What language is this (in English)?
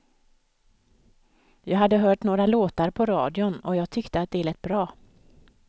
Swedish